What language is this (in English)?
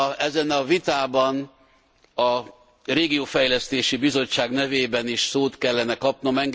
Hungarian